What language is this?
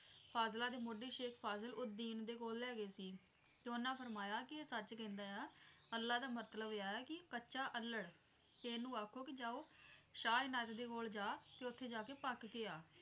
Punjabi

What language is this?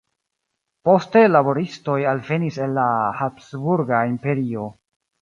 Esperanto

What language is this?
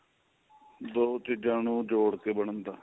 Punjabi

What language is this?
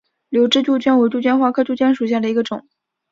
Chinese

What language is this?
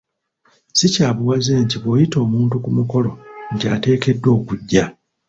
Ganda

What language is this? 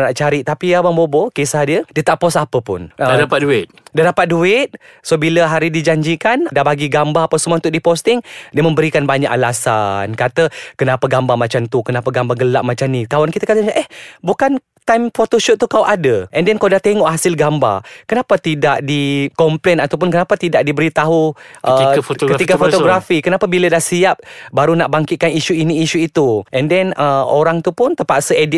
Malay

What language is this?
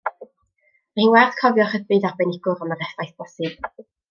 Welsh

